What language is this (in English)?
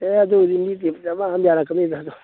Manipuri